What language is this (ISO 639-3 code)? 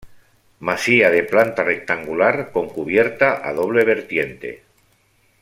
spa